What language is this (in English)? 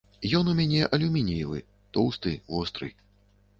Belarusian